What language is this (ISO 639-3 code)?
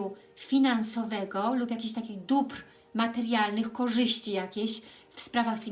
pol